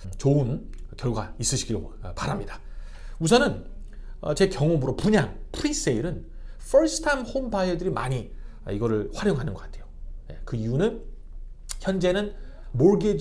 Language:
Korean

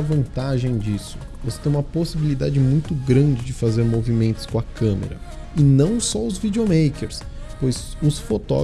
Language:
Portuguese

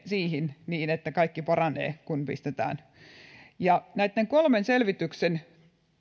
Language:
Finnish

